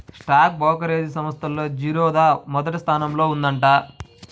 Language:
Telugu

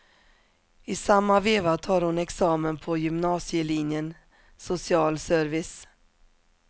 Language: Swedish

